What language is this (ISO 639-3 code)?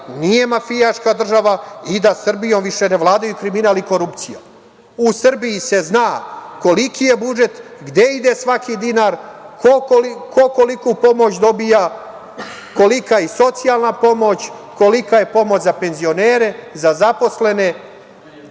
srp